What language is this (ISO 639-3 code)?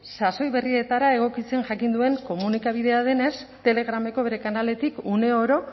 eus